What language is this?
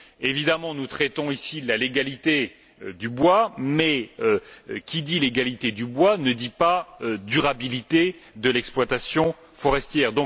French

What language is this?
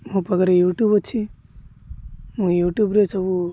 Odia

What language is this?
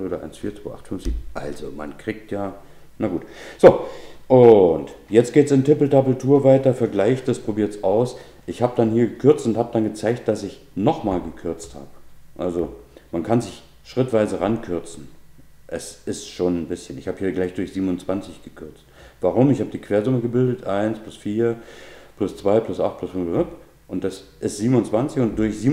German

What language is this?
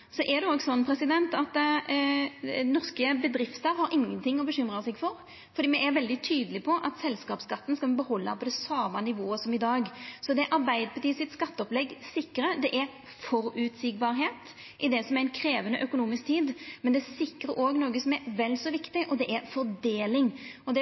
Norwegian Nynorsk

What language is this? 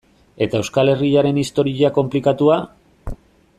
Basque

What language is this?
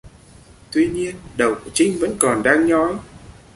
Vietnamese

